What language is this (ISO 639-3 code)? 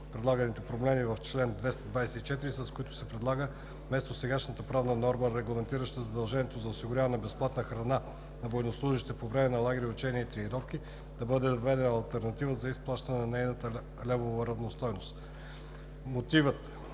bul